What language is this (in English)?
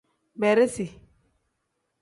Tem